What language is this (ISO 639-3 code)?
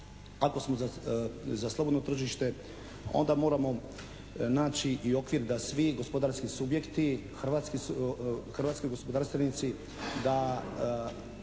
hrv